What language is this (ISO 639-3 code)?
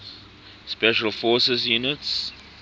eng